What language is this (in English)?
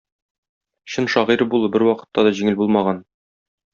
Tatar